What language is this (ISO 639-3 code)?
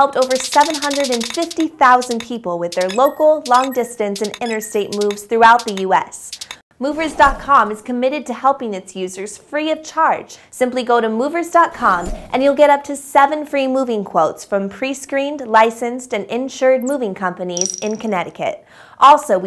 eng